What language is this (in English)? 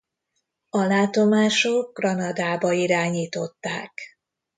Hungarian